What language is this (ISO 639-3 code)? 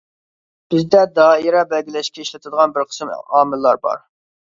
uig